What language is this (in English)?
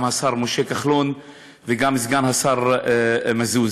Hebrew